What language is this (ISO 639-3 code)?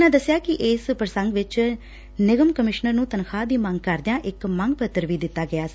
pan